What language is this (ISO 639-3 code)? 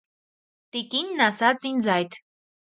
hye